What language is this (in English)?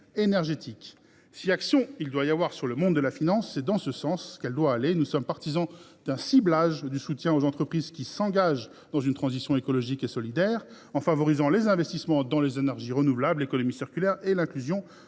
French